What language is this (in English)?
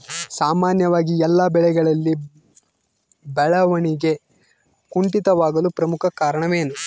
Kannada